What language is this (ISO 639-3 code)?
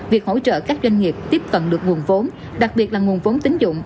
vie